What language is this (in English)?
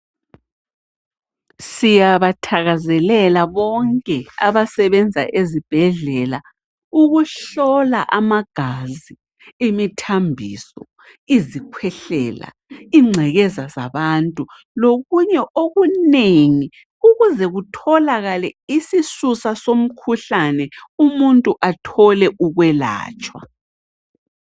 North Ndebele